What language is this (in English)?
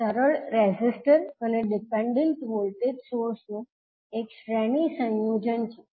Gujarati